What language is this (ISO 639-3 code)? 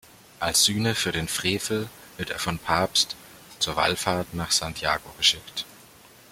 deu